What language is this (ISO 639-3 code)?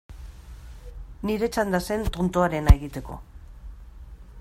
eus